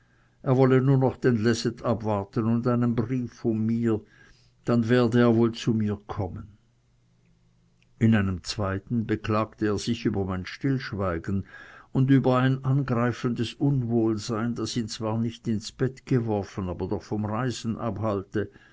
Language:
German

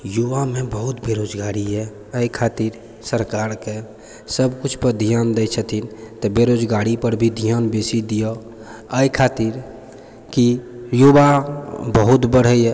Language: Maithili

